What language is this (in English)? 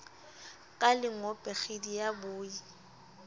Southern Sotho